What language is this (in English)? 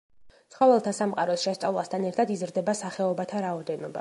Georgian